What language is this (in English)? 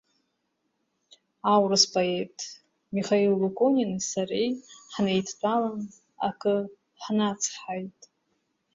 Abkhazian